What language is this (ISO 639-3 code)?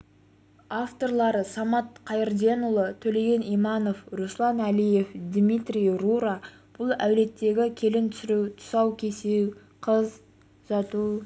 kaz